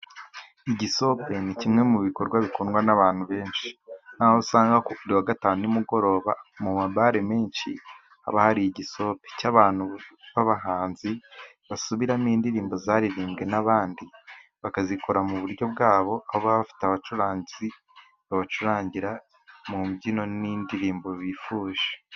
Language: Kinyarwanda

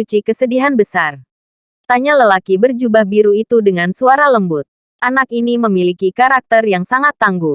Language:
Indonesian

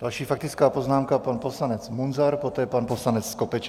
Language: Czech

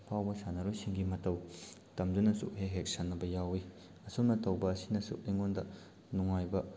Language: Manipuri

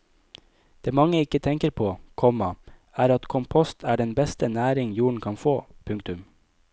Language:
Norwegian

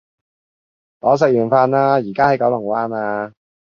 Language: Cantonese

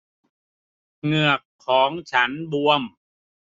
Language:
Thai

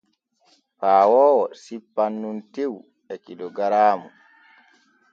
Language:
Borgu Fulfulde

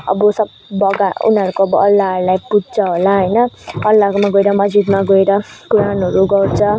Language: Nepali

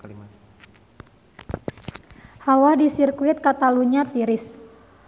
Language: Sundanese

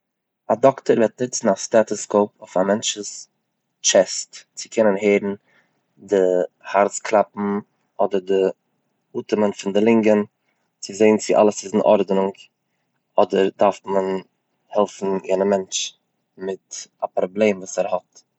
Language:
Yiddish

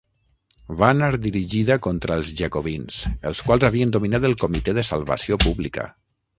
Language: Catalan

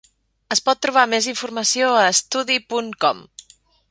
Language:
Catalan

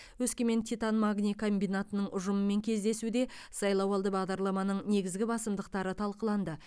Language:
Kazakh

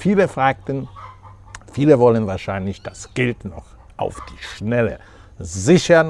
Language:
German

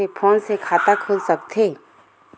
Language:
Chhattisgarhi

